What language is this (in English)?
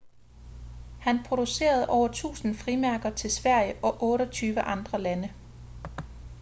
Danish